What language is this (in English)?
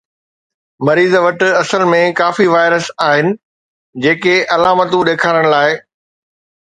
Sindhi